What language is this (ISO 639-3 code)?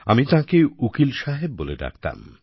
ben